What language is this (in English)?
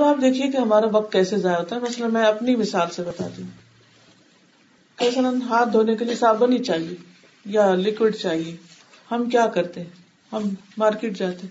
Urdu